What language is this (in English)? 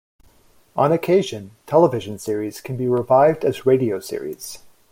English